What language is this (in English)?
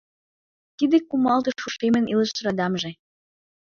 Mari